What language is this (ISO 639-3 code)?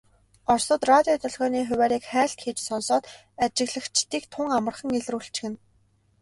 mon